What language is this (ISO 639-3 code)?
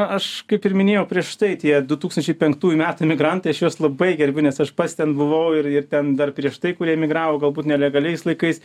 lit